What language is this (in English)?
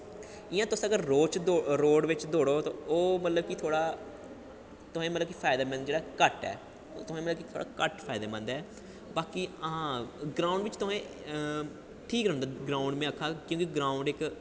Dogri